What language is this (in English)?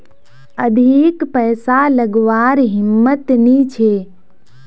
Magahi